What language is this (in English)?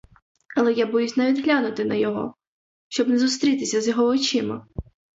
Ukrainian